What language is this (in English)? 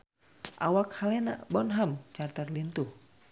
Sundanese